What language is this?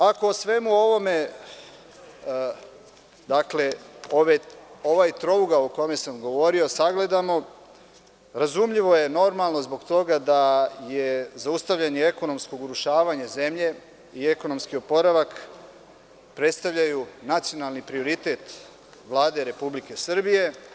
Serbian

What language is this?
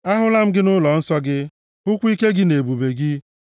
Igbo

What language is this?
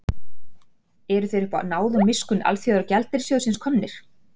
Icelandic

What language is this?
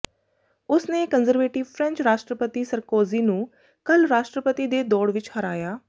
Punjabi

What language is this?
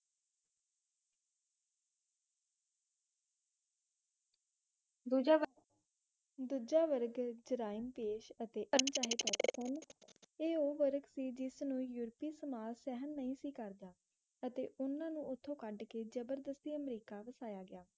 Punjabi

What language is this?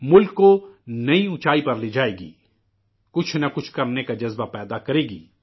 Urdu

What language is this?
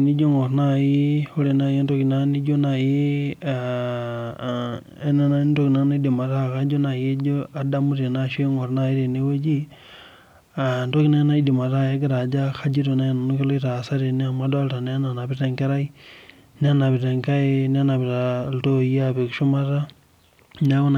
Masai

